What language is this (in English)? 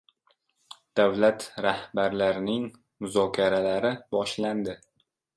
Uzbek